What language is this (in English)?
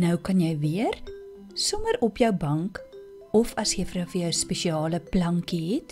Dutch